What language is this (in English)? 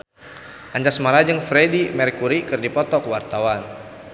Sundanese